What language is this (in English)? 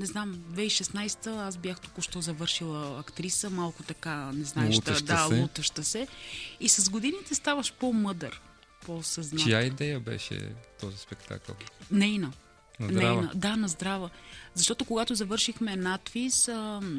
Bulgarian